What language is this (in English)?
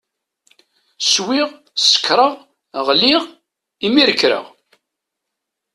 Kabyle